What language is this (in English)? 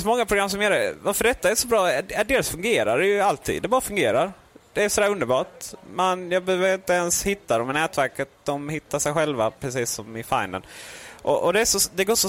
Swedish